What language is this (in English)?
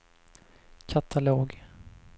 Swedish